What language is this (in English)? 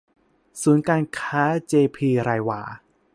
Thai